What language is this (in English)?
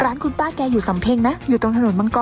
Thai